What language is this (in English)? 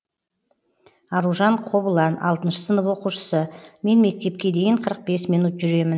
Kazakh